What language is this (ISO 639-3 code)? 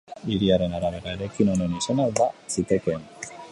eus